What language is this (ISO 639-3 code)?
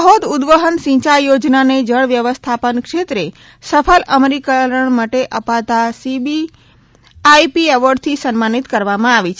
guj